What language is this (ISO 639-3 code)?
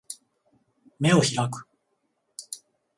jpn